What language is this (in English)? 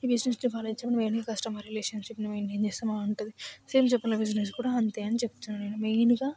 Telugu